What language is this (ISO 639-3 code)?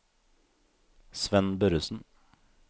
nor